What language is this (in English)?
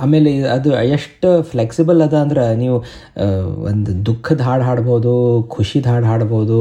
Kannada